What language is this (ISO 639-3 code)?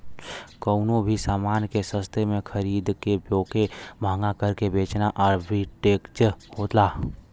bho